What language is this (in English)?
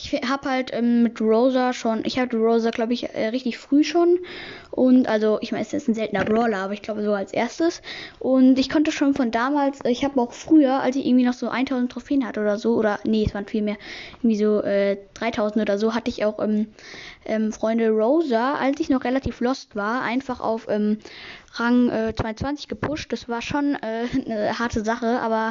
German